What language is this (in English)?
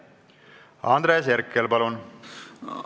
Estonian